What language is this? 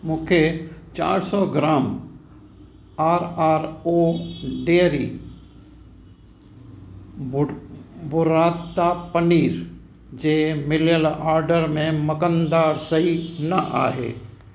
Sindhi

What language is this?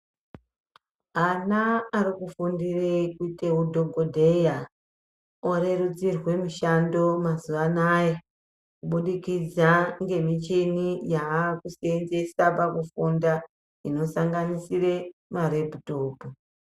Ndau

